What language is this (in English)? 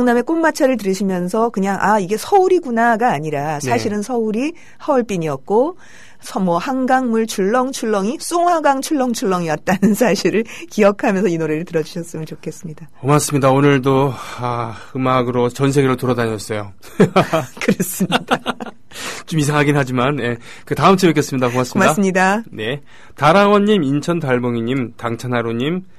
Korean